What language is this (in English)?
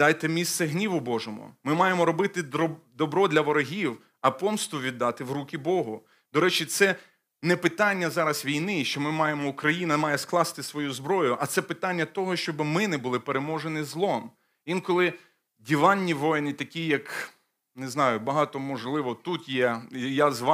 Ukrainian